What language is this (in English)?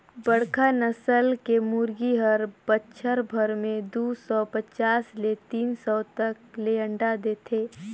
Chhattisgarhi